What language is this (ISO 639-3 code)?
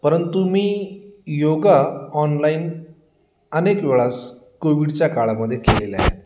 mar